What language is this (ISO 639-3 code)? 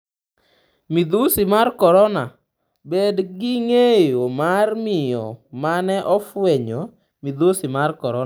luo